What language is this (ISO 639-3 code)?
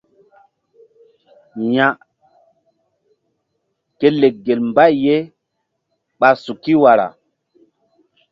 mdd